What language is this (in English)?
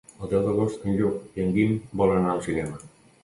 Catalan